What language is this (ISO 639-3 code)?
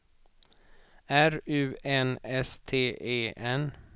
swe